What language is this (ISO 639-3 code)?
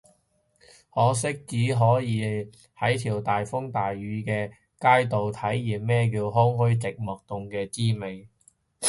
yue